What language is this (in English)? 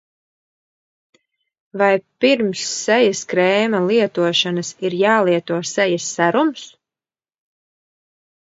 Latvian